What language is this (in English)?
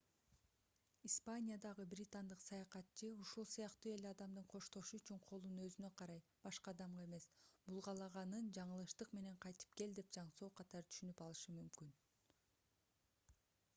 Kyrgyz